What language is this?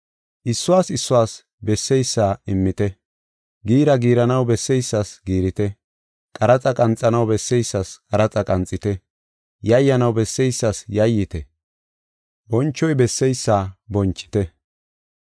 Gofa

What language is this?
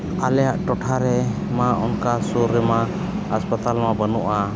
Santali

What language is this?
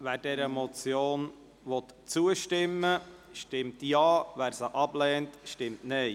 Swiss German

